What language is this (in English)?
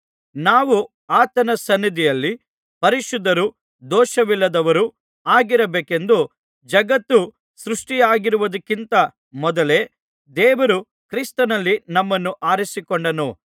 Kannada